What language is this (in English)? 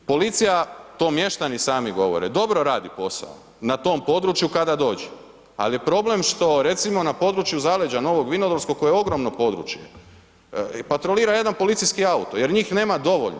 Croatian